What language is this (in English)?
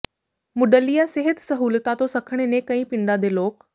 Punjabi